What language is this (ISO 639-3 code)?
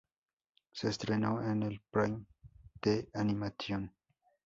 spa